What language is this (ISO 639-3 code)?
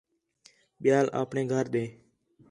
xhe